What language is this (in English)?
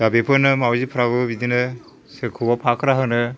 Bodo